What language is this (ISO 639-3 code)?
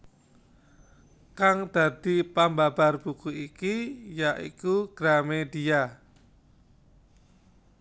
jav